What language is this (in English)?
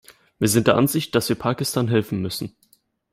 German